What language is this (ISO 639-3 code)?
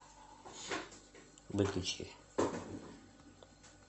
rus